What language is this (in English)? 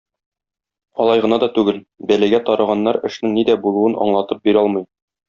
Tatar